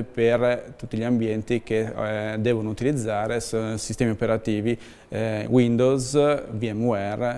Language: Italian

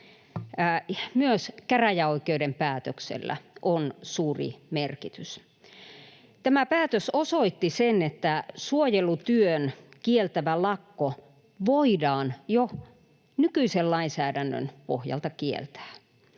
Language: Finnish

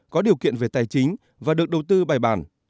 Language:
Vietnamese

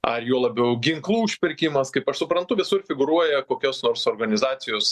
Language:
Lithuanian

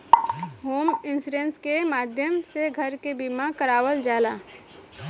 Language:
Bhojpuri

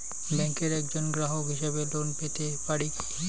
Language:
Bangla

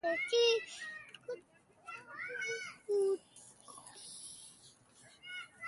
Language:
Kalkoti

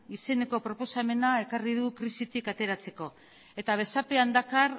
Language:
Basque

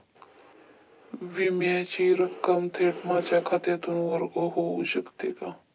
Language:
Marathi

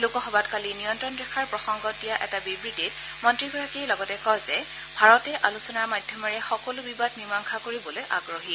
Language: Assamese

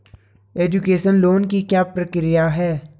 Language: Hindi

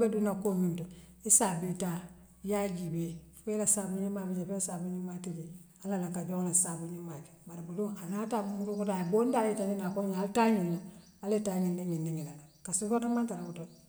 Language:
Western Maninkakan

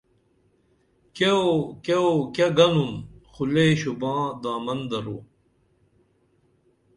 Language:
Dameli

